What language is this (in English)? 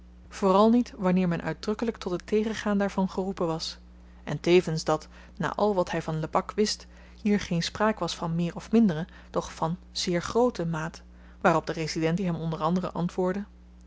Dutch